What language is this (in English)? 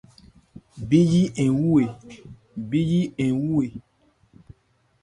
Ebrié